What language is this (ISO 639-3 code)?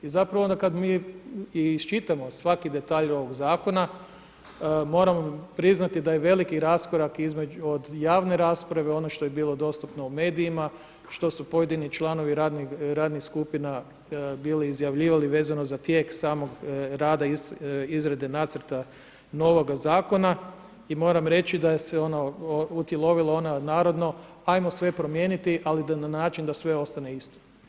hrv